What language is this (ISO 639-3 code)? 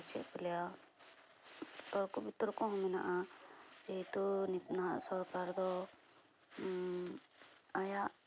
sat